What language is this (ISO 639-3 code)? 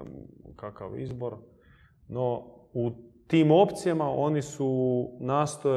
hrv